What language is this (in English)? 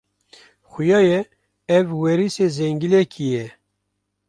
Kurdish